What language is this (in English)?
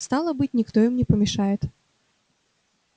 Russian